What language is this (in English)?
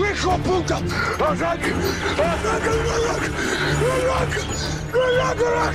Spanish